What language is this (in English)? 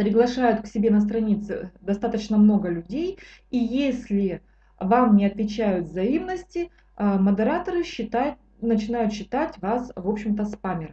Russian